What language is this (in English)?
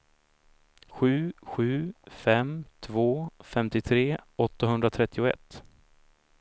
Swedish